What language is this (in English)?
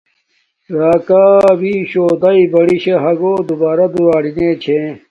Domaaki